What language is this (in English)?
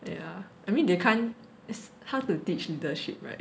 English